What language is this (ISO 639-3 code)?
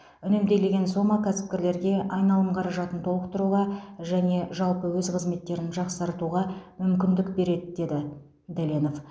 kaz